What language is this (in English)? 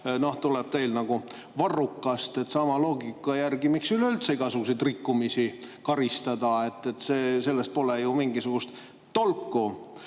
Estonian